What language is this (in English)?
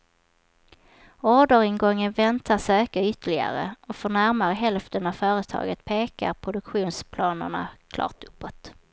Swedish